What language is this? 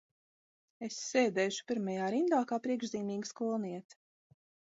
Latvian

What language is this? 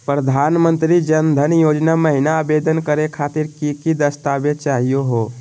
Magahi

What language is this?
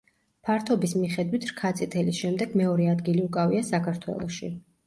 Georgian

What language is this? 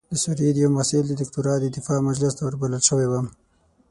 Pashto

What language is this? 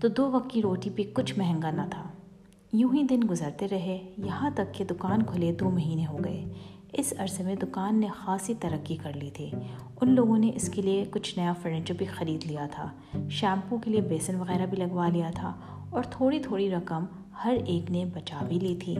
Urdu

